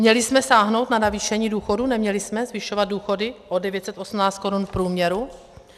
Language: Czech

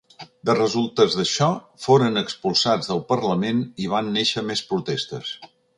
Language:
Catalan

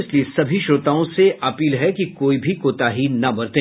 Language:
Hindi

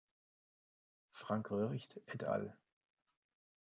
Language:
German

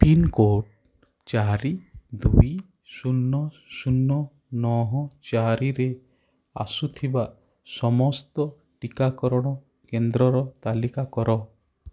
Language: Odia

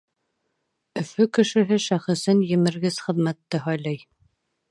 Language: Bashkir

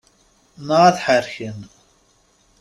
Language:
Kabyle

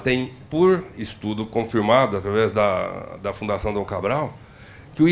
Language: Portuguese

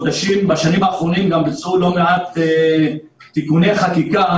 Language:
Hebrew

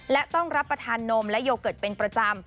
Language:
Thai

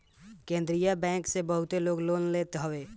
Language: Bhojpuri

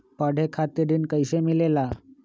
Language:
Magahi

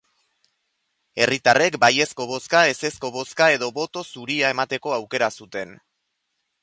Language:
Basque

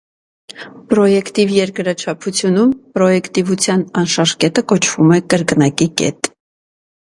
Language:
Armenian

